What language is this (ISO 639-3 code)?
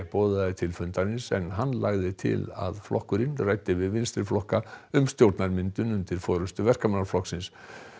isl